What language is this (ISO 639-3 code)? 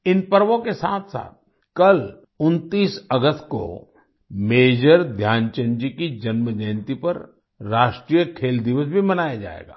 hin